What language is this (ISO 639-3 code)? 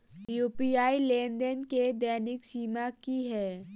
mai